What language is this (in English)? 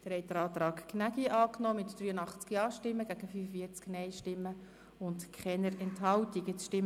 Swiss German